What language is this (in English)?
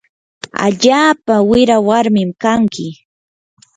Yanahuanca Pasco Quechua